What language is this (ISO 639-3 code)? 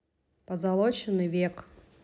rus